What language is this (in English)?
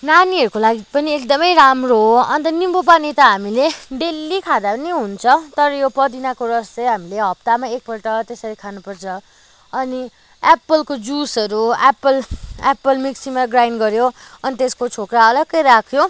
Nepali